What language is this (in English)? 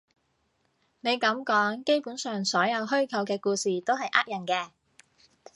Cantonese